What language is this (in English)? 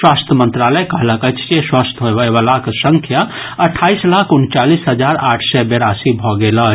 Maithili